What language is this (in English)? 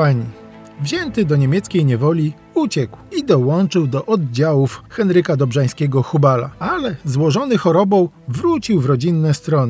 Polish